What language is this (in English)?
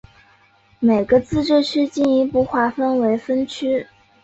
Chinese